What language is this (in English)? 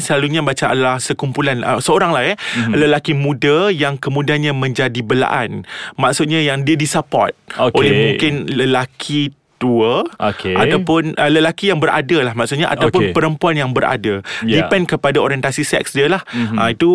Malay